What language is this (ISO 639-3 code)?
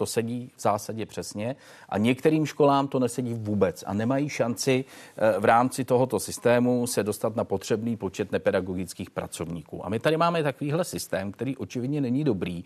ces